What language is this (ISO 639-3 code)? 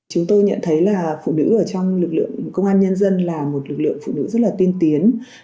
vie